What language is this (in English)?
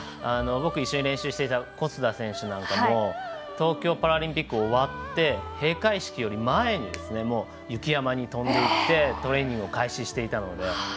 Japanese